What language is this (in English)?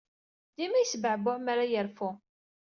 Kabyle